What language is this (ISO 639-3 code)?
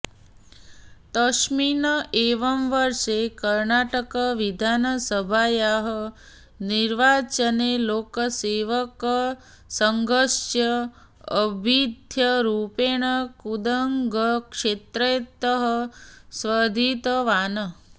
san